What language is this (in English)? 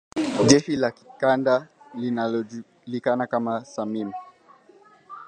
Swahili